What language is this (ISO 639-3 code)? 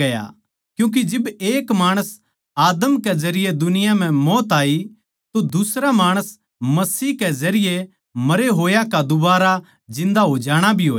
bgc